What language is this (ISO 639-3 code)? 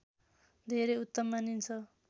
nep